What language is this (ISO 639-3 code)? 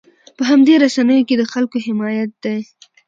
pus